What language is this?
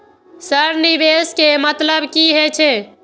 Maithili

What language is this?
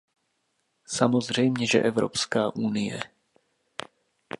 Czech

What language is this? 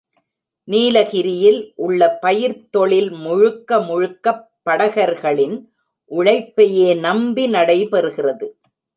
Tamil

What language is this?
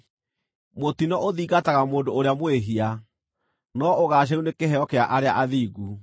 Kikuyu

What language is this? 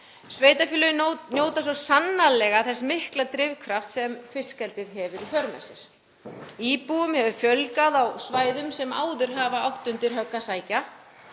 Icelandic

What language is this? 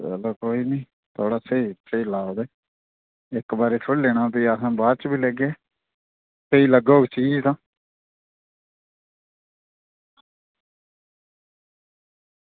Dogri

